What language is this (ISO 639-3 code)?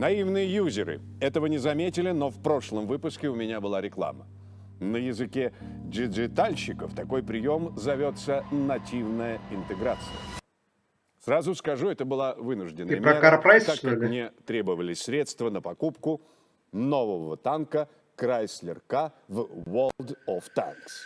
rus